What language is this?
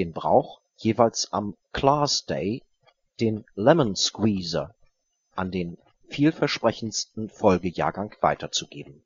German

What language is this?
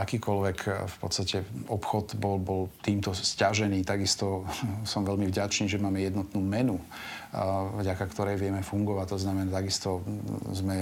Slovak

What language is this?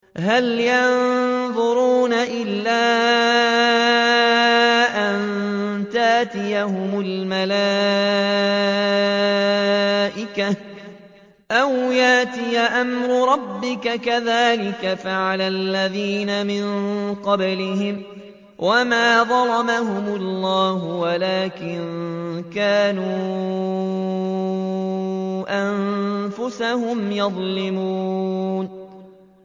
Arabic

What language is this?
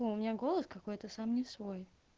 Russian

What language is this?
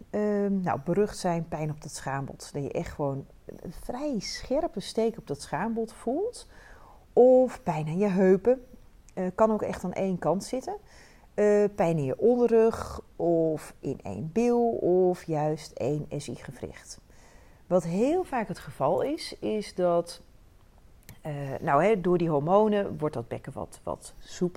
Dutch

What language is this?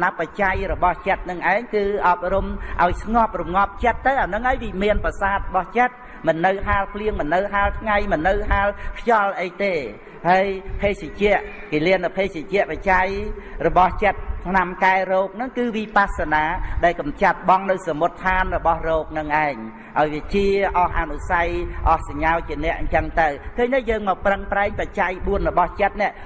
Vietnamese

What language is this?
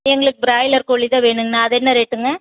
Tamil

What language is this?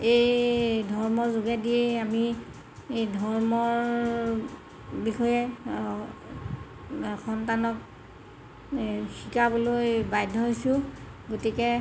Assamese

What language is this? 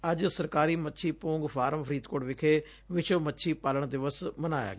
Punjabi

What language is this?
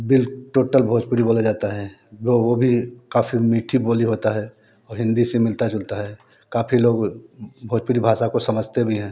Hindi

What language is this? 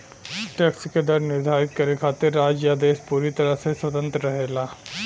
Bhojpuri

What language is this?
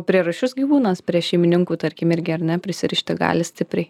Lithuanian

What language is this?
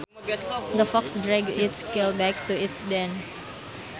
Sundanese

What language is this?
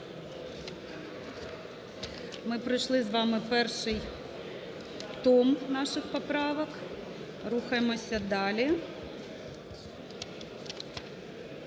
Ukrainian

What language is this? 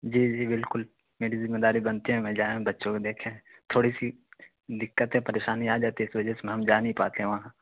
Urdu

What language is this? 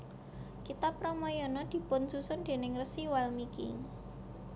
Javanese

